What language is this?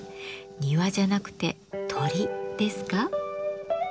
Japanese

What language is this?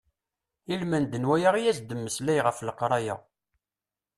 Kabyle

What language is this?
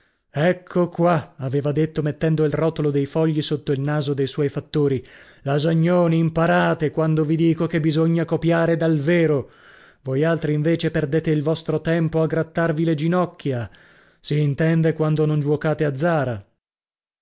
Italian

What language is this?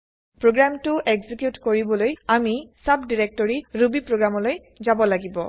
Assamese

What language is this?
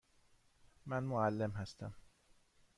Persian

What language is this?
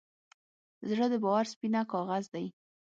Pashto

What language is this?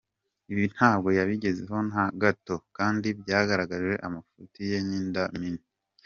Kinyarwanda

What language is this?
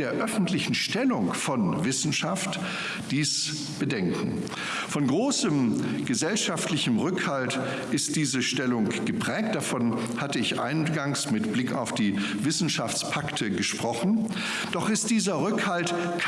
German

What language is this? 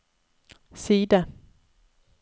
Norwegian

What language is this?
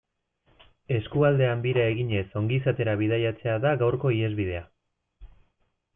Basque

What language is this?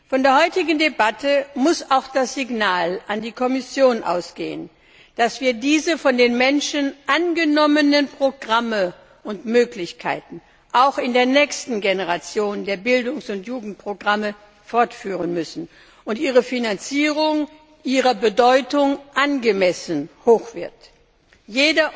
German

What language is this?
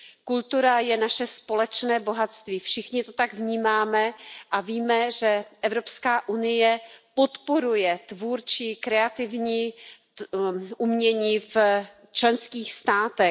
Czech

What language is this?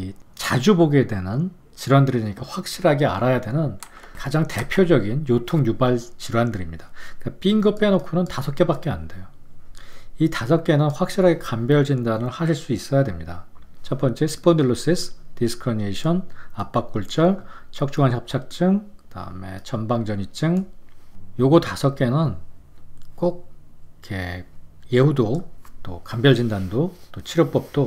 Korean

